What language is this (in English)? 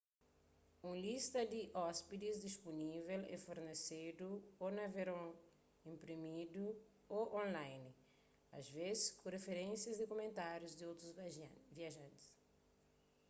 Kabuverdianu